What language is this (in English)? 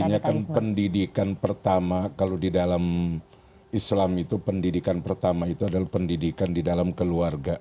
Indonesian